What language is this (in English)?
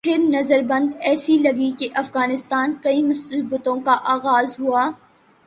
Urdu